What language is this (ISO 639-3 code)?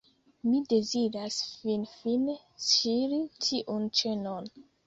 epo